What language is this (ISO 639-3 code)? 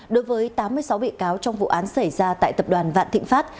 vie